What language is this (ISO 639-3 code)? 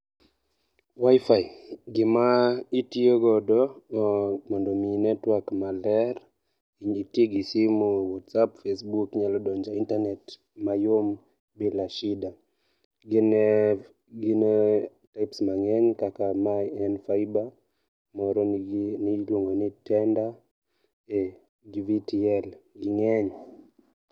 luo